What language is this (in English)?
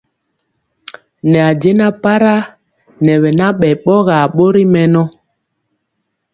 Mpiemo